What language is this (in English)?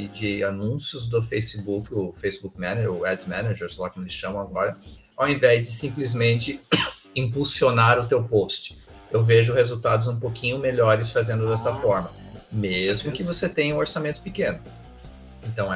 Portuguese